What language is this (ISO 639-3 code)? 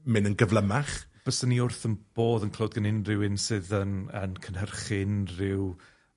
cym